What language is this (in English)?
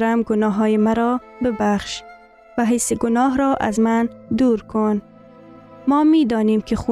Persian